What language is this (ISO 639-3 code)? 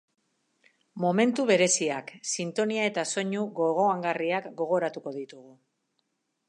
eus